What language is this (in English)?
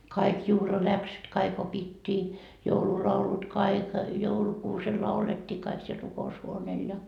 Finnish